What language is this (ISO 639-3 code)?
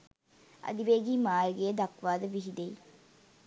sin